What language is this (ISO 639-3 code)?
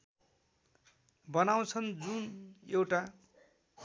nep